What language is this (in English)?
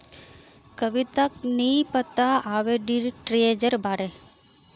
Magahi